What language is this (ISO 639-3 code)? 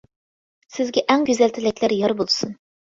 uig